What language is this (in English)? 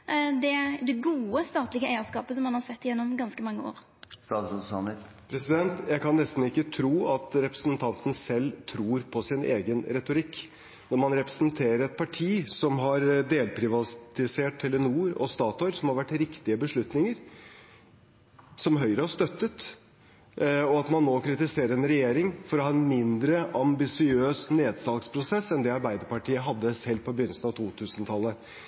Norwegian